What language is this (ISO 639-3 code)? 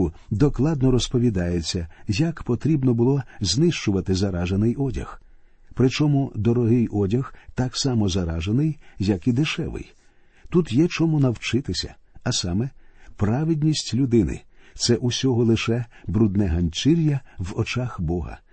ukr